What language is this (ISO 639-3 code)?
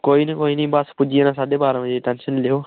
doi